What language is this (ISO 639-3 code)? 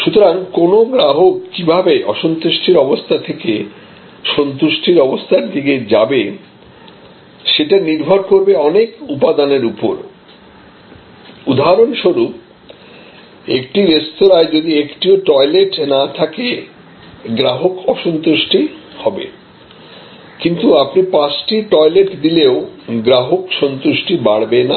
ben